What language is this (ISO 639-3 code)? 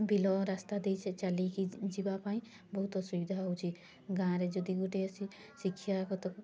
ori